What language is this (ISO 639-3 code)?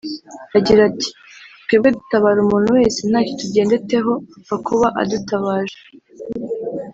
kin